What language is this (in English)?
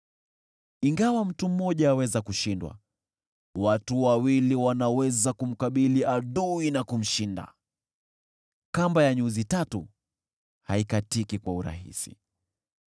Swahili